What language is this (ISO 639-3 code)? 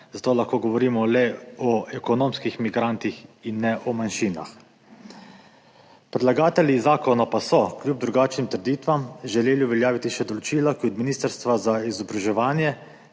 slv